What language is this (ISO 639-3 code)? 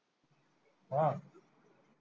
mar